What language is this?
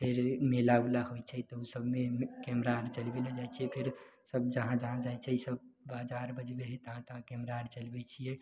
Maithili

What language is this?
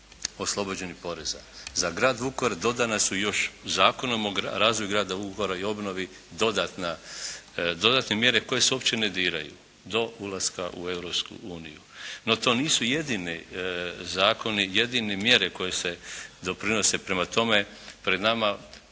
Croatian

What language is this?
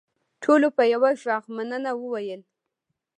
Pashto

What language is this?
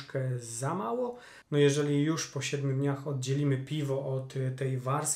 Polish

